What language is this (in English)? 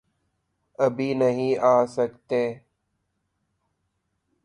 Urdu